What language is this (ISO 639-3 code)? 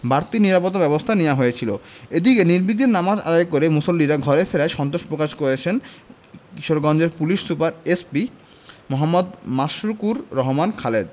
ben